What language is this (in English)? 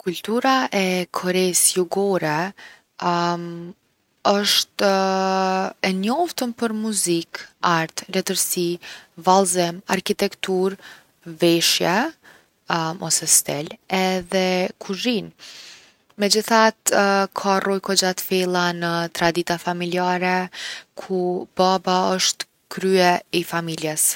Gheg Albanian